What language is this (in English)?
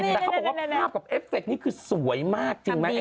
Thai